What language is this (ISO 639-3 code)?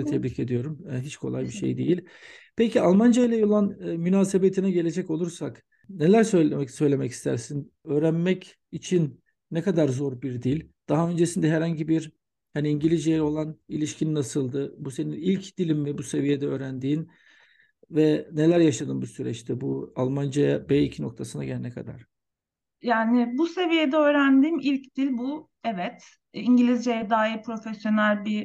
tur